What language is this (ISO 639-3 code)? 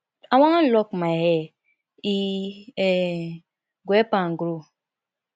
pcm